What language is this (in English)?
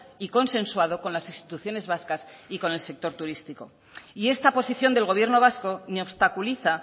Spanish